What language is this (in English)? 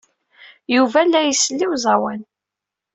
Kabyle